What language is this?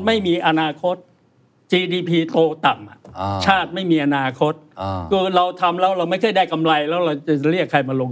Thai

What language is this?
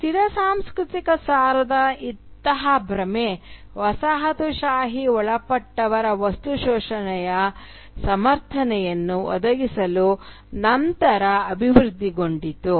Kannada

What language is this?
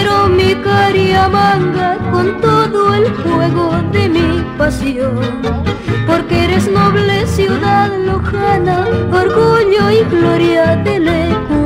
Spanish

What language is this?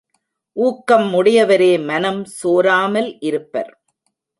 Tamil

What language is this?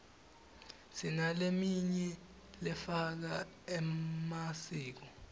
Swati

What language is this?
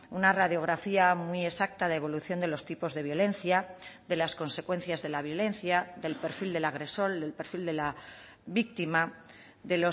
Spanish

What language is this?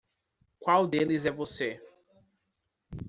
Portuguese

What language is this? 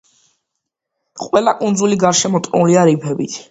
Georgian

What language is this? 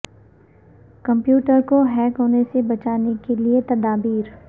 Urdu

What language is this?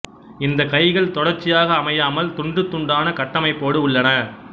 Tamil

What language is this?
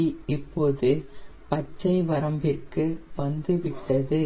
Tamil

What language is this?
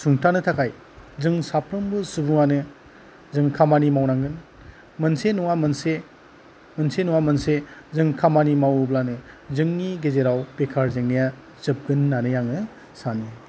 Bodo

